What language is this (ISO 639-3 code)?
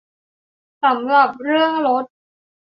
tha